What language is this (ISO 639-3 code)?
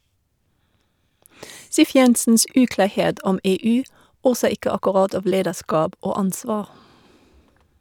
nor